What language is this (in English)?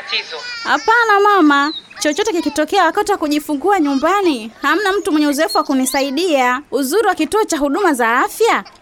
Swahili